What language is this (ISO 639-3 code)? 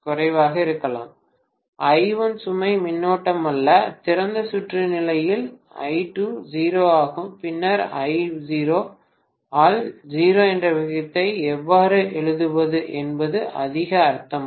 tam